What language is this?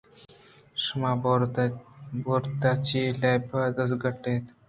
Eastern Balochi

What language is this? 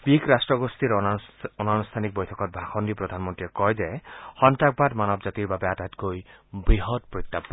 Assamese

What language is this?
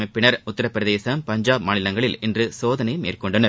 Tamil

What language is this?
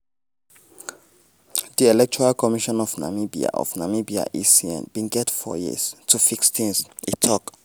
Nigerian Pidgin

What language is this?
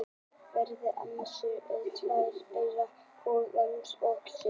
Icelandic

